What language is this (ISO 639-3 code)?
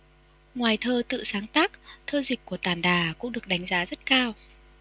vie